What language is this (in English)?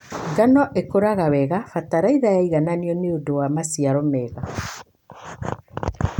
Kikuyu